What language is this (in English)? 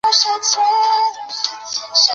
Chinese